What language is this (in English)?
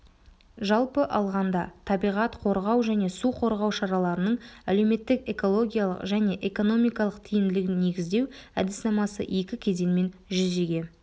Kazakh